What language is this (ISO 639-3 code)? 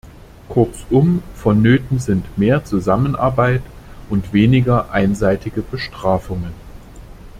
deu